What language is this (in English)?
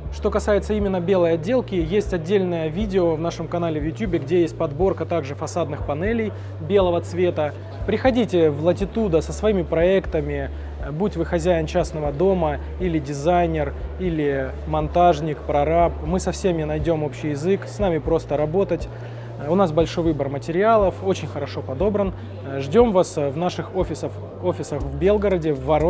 Russian